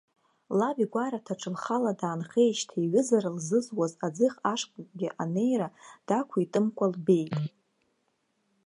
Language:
Abkhazian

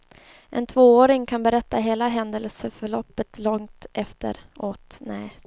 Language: Swedish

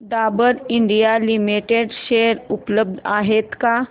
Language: Marathi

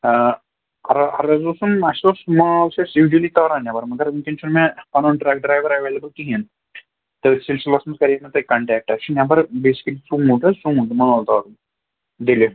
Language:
Kashmiri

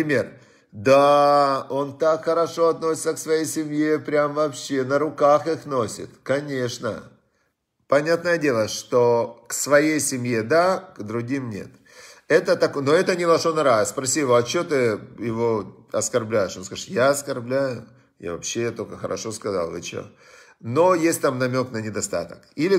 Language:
Russian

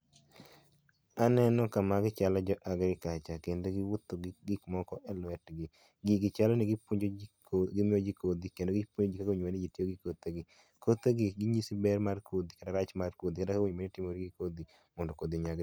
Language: Luo (Kenya and Tanzania)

